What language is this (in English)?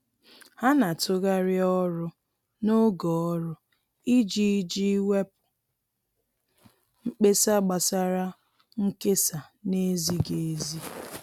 Igbo